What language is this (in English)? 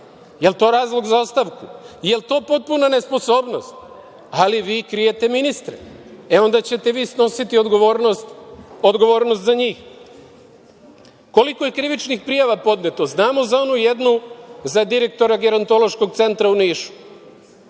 Serbian